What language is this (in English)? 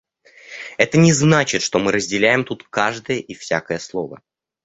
Russian